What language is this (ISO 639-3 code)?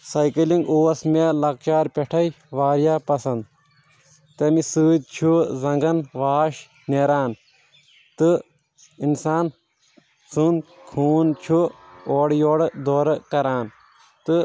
kas